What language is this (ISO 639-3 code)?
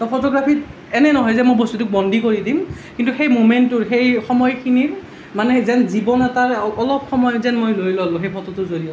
asm